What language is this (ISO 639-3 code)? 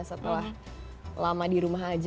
ind